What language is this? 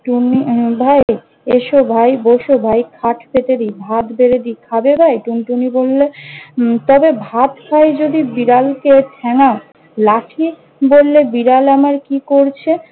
Bangla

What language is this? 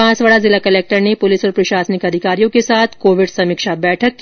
Hindi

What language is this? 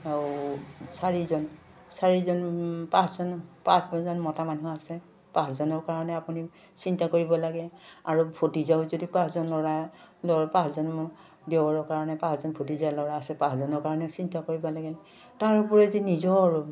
Assamese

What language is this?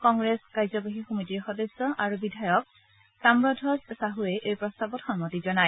Assamese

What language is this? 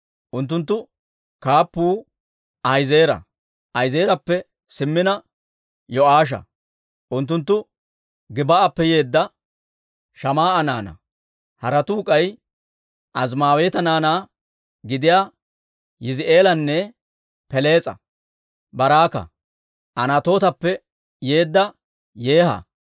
Dawro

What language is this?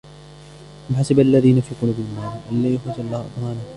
Arabic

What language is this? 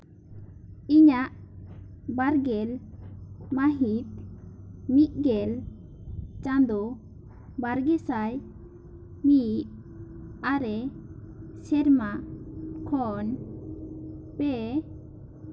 Santali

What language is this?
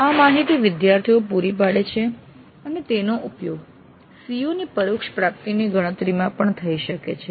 Gujarati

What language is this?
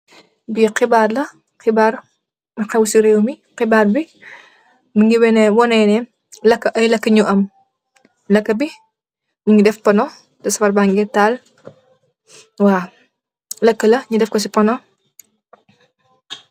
Wolof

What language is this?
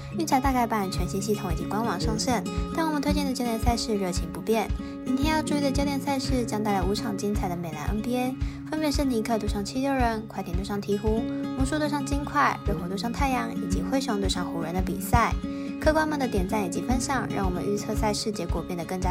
Chinese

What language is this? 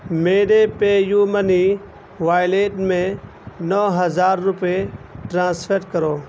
Urdu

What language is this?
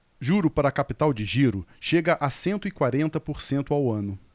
Portuguese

